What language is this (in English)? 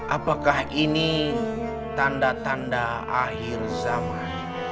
Indonesian